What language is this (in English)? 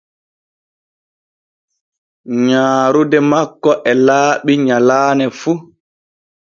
Borgu Fulfulde